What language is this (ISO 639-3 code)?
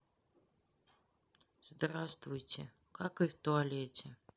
rus